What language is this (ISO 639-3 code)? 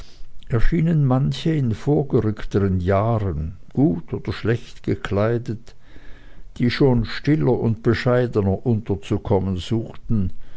deu